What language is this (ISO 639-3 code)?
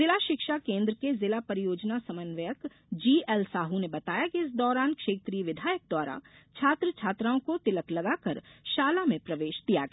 hin